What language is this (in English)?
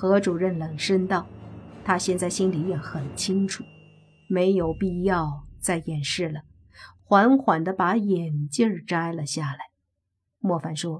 Chinese